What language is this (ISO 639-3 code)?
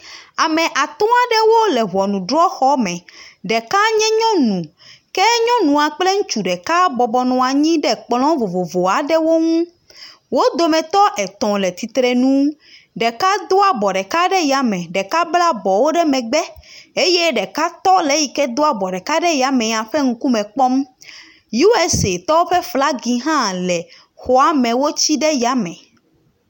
ewe